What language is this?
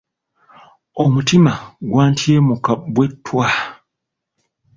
Ganda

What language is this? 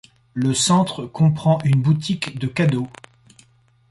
French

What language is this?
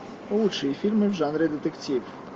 Russian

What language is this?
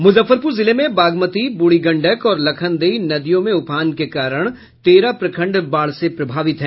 Hindi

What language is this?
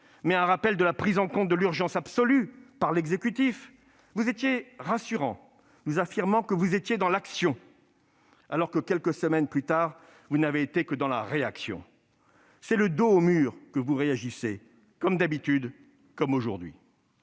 French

